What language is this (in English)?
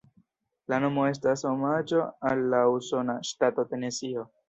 Esperanto